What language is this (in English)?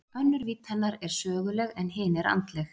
Icelandic